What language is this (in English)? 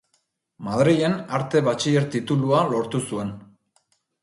Basque